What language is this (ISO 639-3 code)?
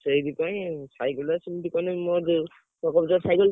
ori